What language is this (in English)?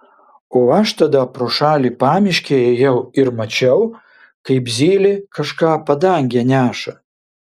Lithuanian